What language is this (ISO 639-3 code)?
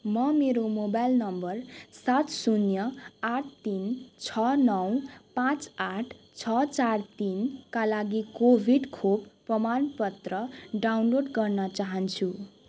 nep